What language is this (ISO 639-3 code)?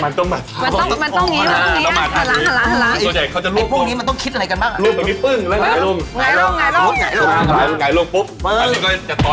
tha